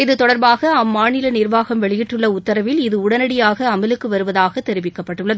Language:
Tamil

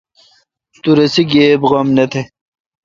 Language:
Kalkoti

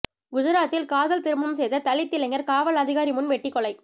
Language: Tamil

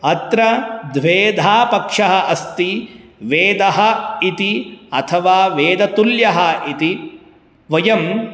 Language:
Sanskrit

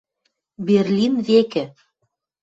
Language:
Western Mari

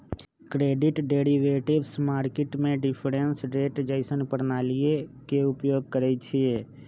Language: Magahi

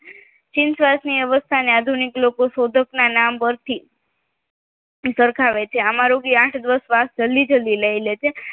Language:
Gujarati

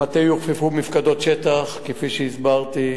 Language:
Hebrew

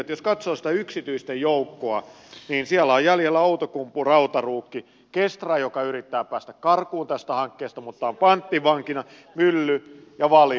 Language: Finnish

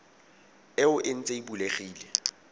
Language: Tswana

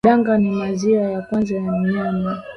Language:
Swahili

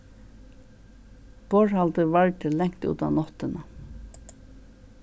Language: Faroese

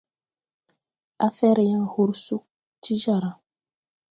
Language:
Tupuri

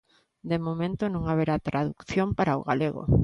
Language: Galician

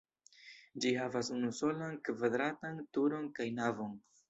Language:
Esperanto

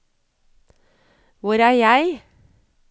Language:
Norwegian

